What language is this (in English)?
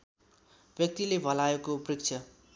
Nepali